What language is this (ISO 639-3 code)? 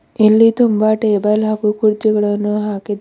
kan